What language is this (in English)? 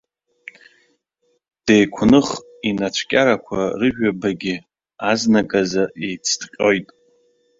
Abkhazian